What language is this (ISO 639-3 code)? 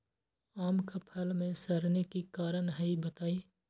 mag